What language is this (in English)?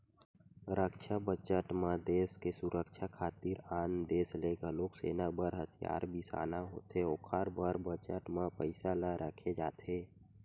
Chhattisgarhi